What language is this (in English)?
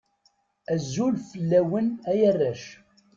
Kabyle